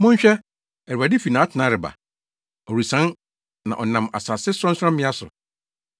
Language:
Akan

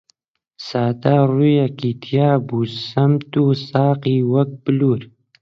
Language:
Central Kurdish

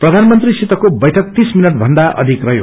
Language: Nepali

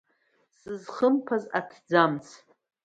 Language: Abkhazian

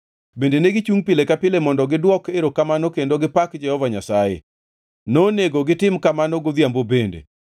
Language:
Luo (Kenya and Tanzania)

